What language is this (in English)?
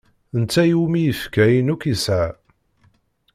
Kabyle